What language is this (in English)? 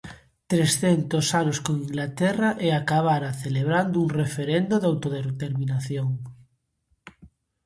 Galician